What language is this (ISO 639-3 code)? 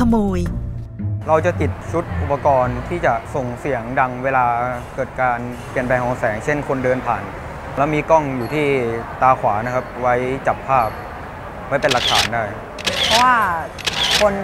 tha